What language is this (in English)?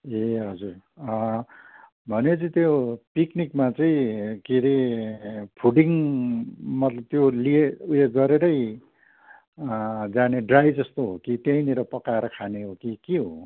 Nepali